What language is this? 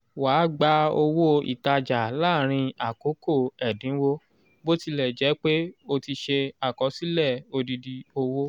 Yoruba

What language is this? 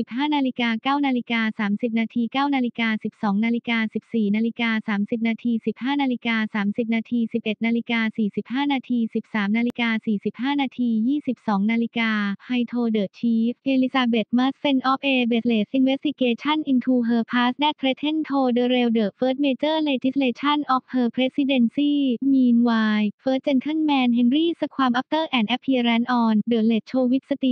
Thai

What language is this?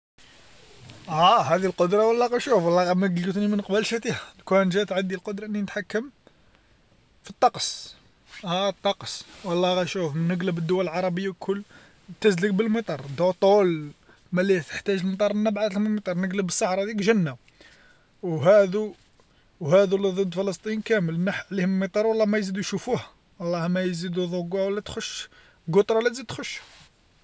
Algerian Arabic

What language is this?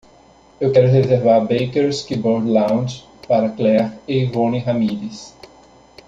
Portuguese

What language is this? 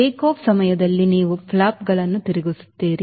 Kannada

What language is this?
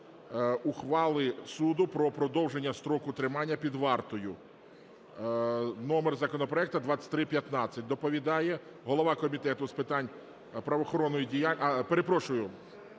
Ukrainian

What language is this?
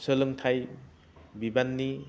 Bodo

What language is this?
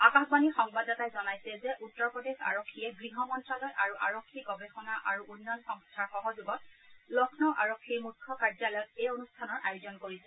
Assamese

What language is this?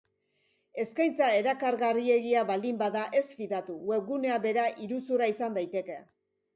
Basque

